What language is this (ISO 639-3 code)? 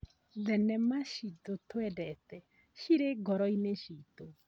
kik